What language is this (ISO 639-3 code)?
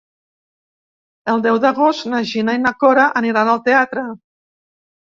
cat